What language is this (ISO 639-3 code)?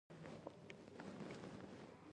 pus